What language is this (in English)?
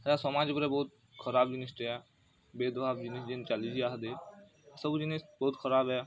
Odia